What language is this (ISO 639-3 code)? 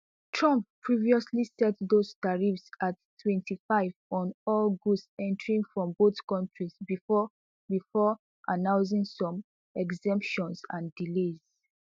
pcm